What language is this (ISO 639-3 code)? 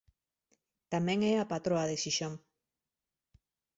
glg